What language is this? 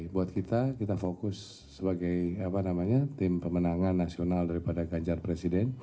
Indonesian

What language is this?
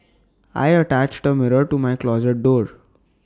English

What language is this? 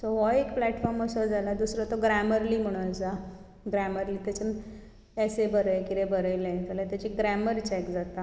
Konkani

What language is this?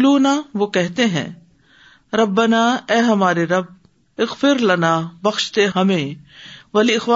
Urdu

